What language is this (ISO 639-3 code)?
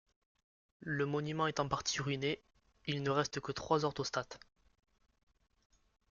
fra